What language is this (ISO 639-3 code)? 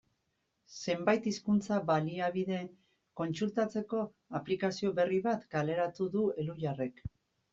eus